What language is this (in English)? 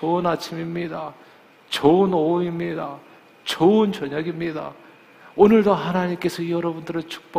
Korean